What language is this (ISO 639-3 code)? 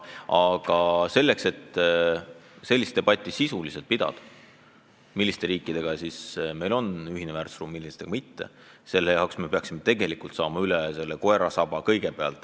est